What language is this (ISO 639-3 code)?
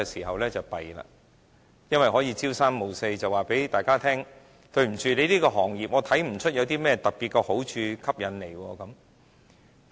yue